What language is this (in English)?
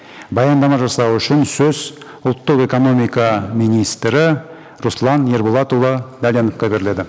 Kazakh